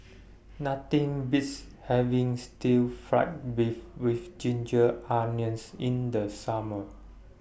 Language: English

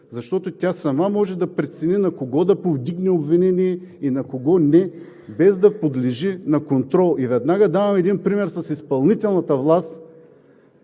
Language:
Bulgarian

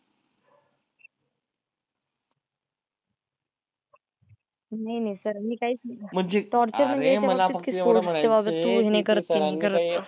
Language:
Marathi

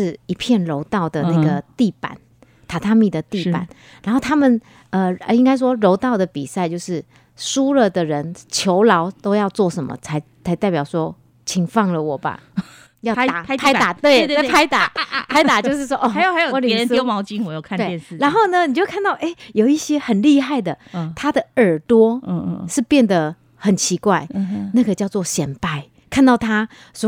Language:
Chinese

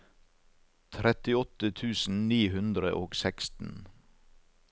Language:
Norwegian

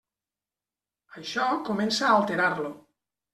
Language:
Catalan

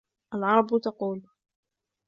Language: Arabic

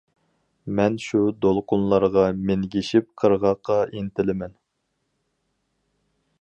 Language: Uyghur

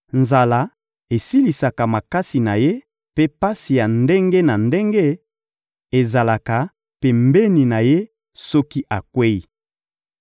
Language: Lingala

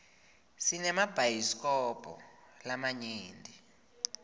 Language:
Swati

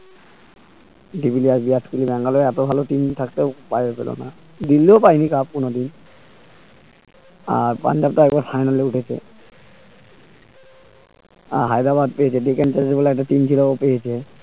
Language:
Bangla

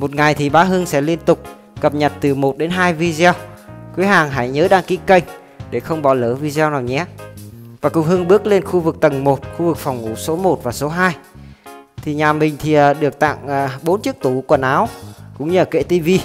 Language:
Vietnamese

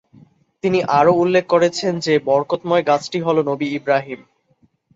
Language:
Bangla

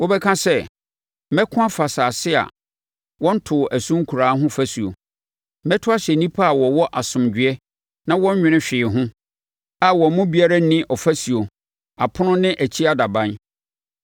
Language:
Akan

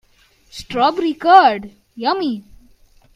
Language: English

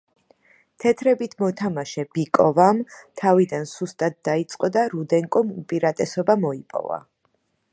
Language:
Georgian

